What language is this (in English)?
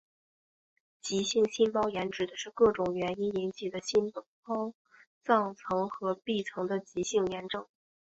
Chinese